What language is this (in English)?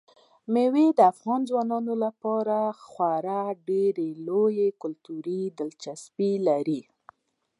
Pashto